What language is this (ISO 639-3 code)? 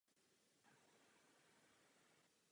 ces